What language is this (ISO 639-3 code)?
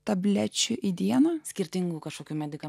lit